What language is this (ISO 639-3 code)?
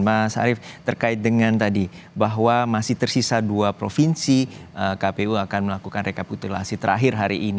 ind